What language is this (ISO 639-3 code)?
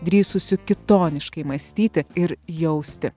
lit